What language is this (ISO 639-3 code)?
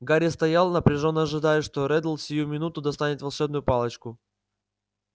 rus